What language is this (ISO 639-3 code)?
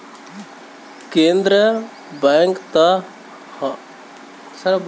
bho